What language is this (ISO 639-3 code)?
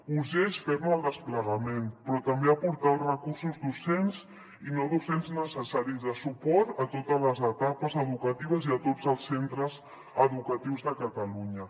cat